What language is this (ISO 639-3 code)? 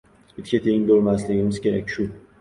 uzb